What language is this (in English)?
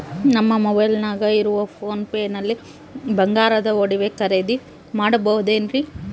Kannada